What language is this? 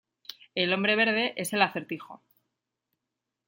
Spanish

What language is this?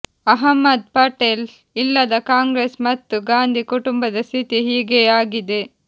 Kannada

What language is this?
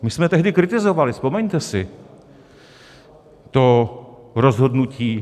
Czech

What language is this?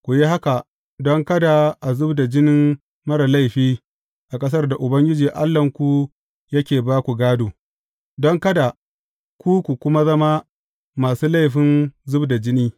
Hausa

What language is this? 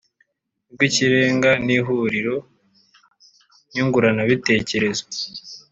Kinyarwanda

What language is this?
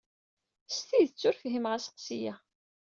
Kabyle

